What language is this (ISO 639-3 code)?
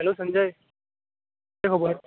kok